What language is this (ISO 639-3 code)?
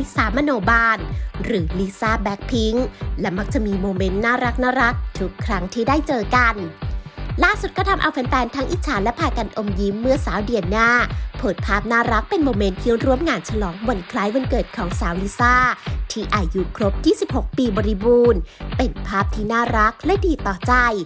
tha